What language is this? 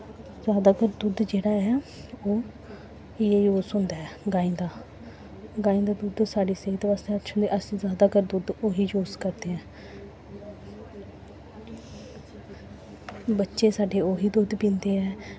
Dogri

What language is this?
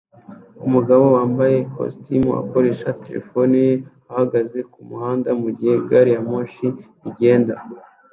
Kinyarwanda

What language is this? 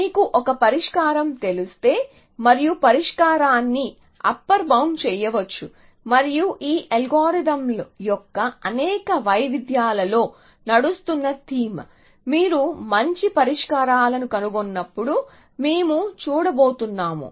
Telugu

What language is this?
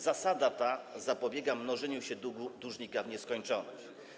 Polish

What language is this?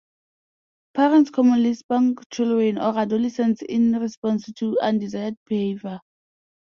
English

